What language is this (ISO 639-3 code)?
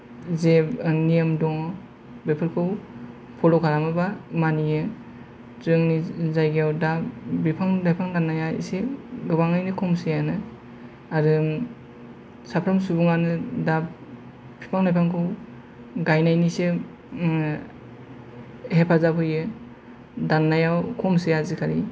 brx